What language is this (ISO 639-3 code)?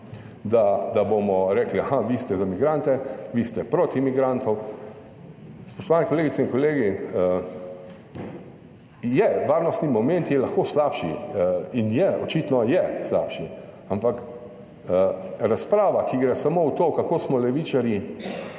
slv